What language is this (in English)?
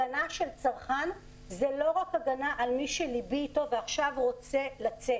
Hebrew